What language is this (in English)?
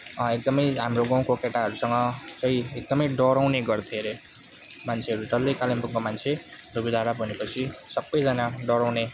Nepali